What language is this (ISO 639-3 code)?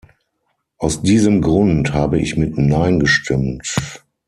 deu